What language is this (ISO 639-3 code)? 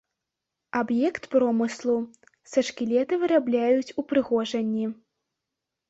bel